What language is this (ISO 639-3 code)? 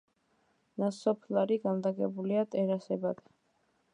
kat